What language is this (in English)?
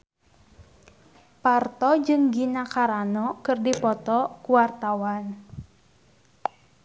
Sundanese